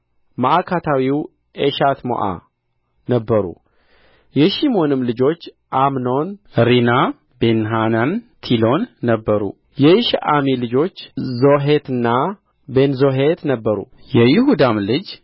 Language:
Amharic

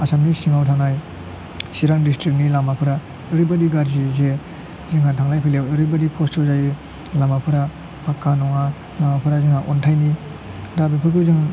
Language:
Bodo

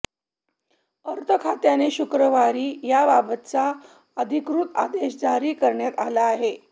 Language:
Marathi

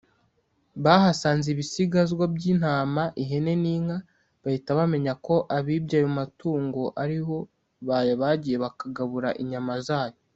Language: Kinyarwanda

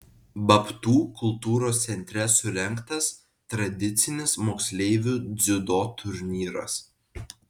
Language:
Lithuanian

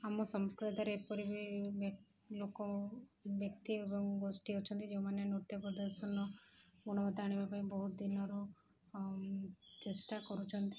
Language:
Odia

